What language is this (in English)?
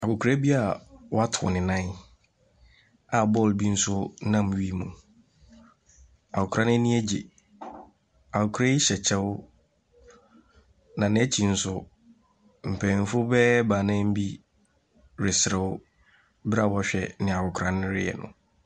Akan